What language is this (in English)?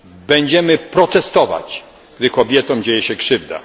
Polish